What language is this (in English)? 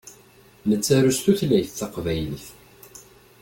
Kabyle